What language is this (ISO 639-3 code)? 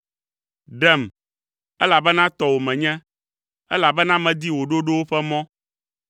ewe